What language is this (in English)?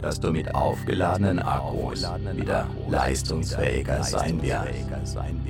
German